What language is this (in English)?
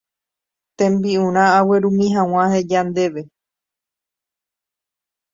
Guarani